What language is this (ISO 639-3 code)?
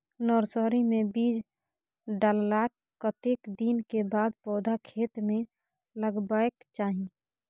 mai